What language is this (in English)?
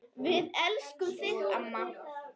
Icelandic